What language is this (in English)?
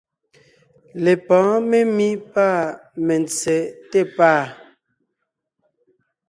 Ngiemboon